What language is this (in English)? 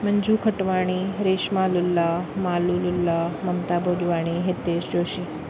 Sindhi